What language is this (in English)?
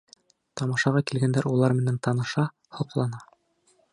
Bashkir